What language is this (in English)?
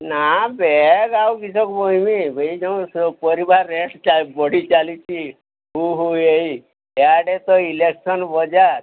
Odia